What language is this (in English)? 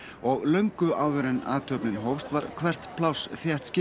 Icelandic